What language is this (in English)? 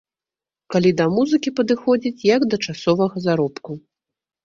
Belarusian